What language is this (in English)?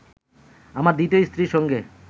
Bangla